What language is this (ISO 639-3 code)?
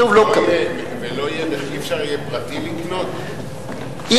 heb